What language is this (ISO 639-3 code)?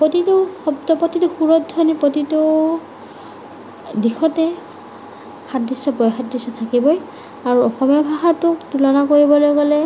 asm